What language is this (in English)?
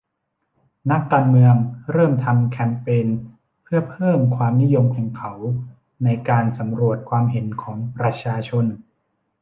Thai